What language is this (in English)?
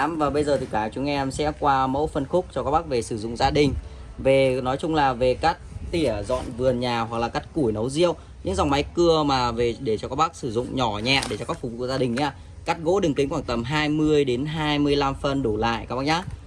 Vietnamese